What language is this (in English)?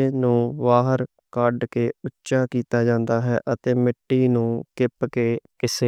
Western Panjabi